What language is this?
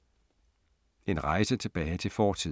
Danish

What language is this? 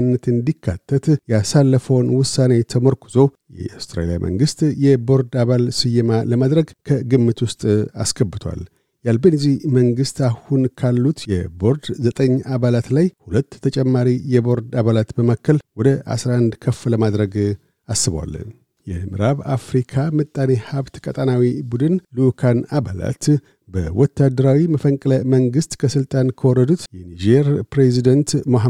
Amharic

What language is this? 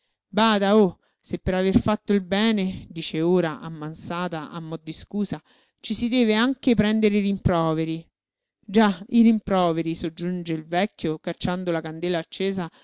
Italian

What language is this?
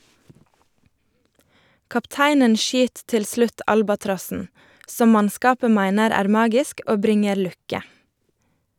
Norwegian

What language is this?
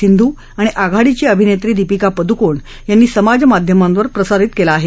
Marathi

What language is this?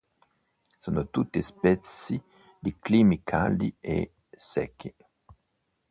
Italian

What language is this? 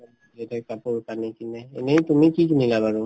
Assamese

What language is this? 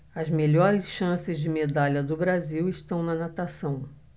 Portuguese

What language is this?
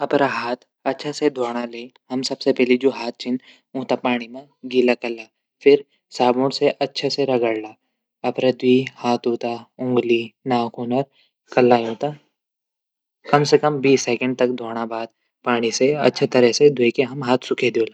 Garhwali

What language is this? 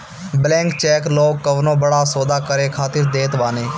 Bhojpuri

